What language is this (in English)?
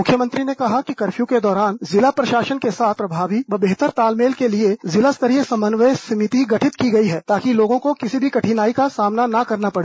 Hindi